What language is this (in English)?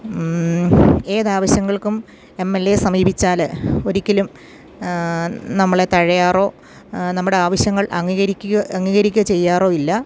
Malayalam